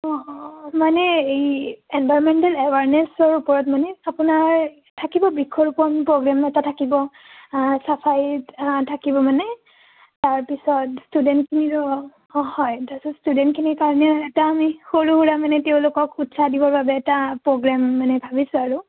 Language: Assamese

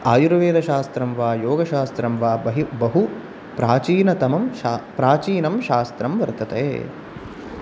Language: Sanskrit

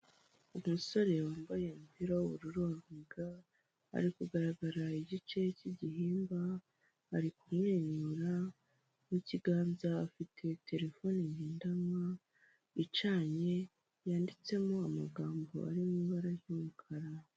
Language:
Kinyarwanda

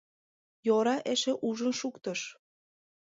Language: Mari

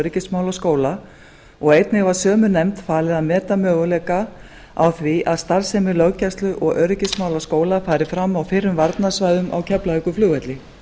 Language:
Icelandic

